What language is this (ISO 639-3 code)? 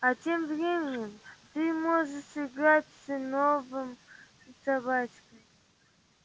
rus